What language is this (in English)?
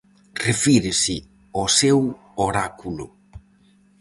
Galician